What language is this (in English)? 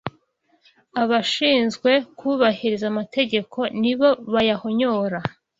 Kinyarwanda